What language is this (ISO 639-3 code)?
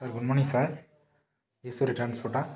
tam